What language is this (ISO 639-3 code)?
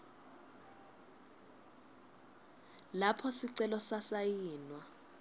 ssw